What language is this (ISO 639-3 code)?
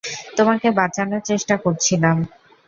ben